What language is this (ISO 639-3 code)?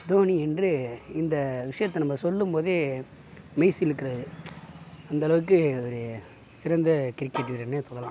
tam